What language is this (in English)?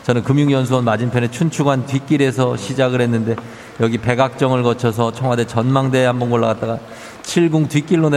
Korean